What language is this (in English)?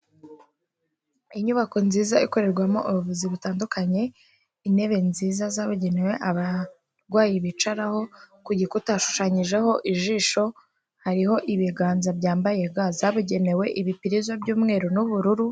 Kinyarwanda